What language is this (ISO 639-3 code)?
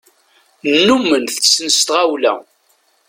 kab